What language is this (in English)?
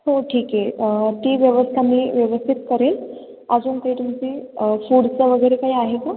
Marathi